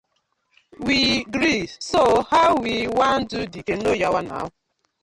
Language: Nigerian Pidgin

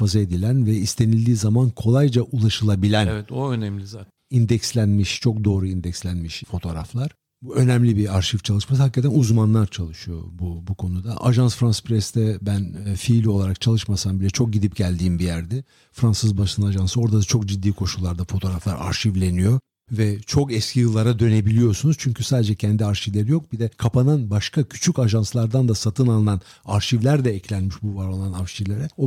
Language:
Turkish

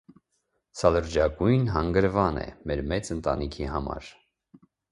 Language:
Armenian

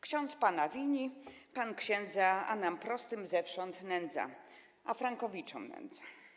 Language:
Polish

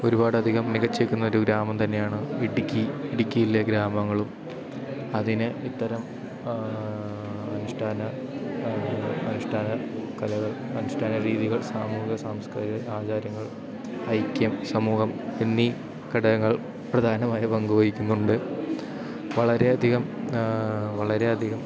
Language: Malayalam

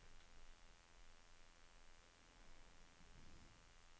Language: Norwegian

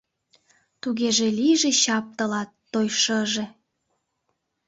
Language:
Mari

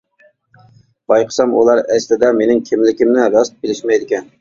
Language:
Uyghur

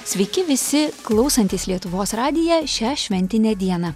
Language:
Lithuanian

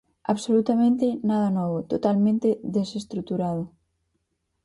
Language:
Galician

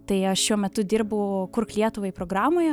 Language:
Lithuanian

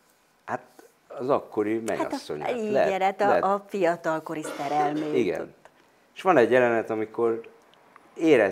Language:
Hungarian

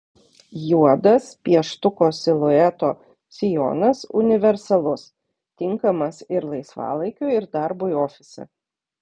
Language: Lithuanian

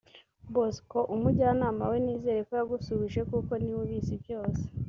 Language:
Kinyarwanda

